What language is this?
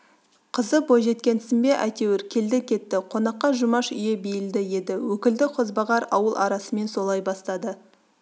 Kazakh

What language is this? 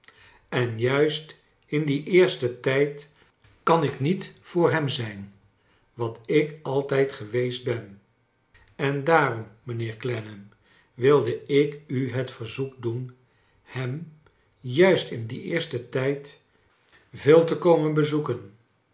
Dutch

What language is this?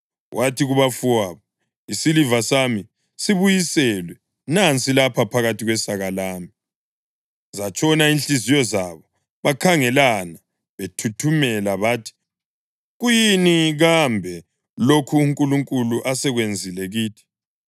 North Ndebele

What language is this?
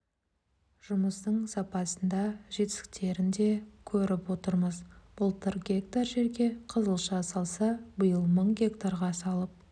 Kazakh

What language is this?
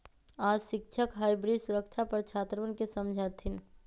Magahi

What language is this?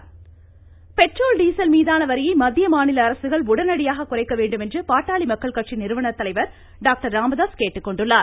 Tamil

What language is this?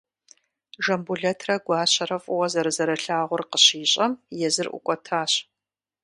Kabardian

